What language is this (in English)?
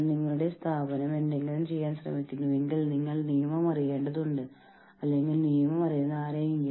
Malayalam